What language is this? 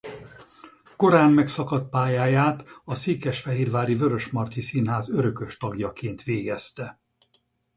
Hungarian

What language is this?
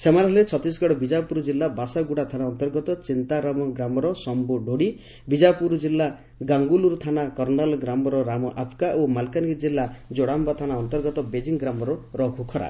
Odia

